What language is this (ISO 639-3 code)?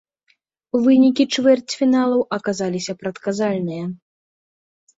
bel